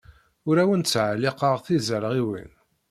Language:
Kabyle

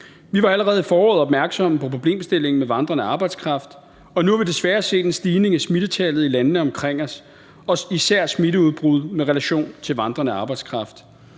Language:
Danish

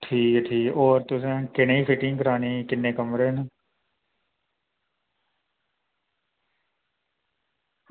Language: Dogri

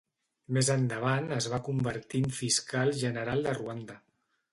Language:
Catalan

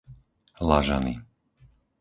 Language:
Slovak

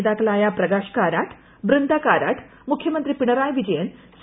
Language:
Malayalam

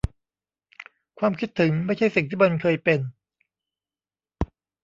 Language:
Thai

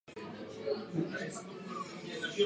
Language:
Czech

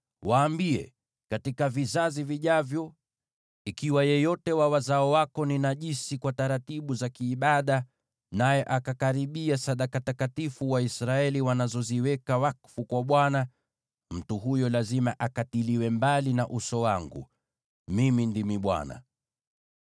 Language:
Swahili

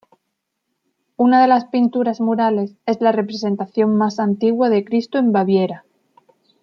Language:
Spanish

